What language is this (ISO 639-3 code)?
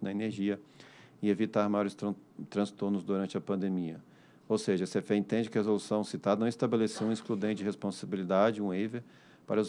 por